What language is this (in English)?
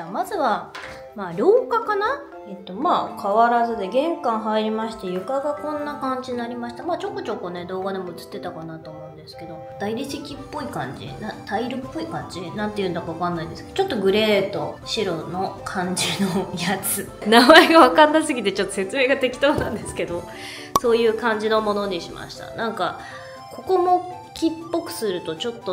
Japanese